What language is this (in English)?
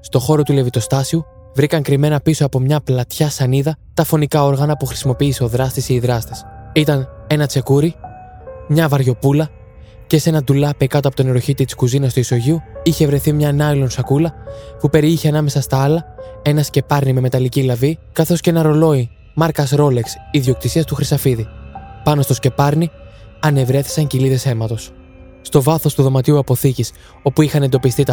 Greek